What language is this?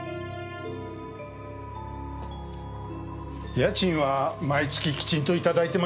Japanese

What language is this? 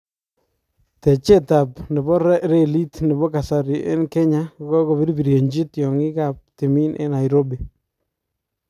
Kalenjin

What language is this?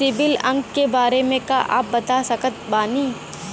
Bhojpuri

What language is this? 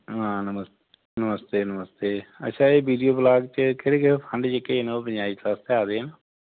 Dogri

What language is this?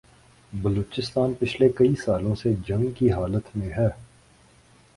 Urdu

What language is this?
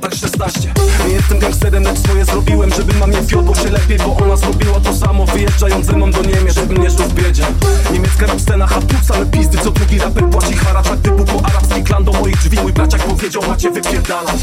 Polish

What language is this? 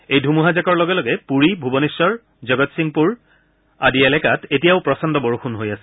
Assamese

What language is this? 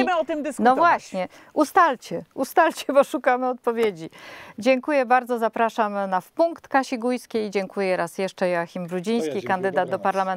Polish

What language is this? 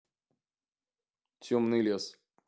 Russian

